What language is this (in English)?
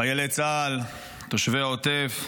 Hebrew